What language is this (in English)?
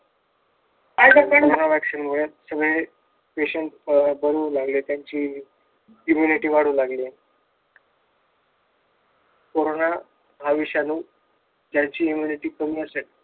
Marathi